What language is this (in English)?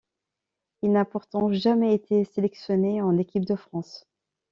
French